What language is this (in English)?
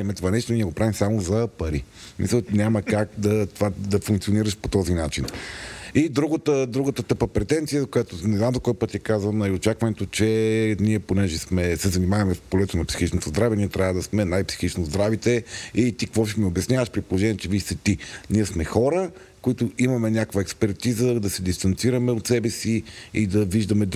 Bulgarian